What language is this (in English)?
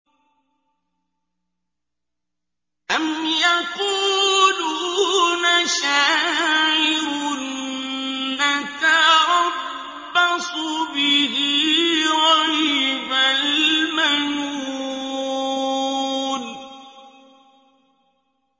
Arabic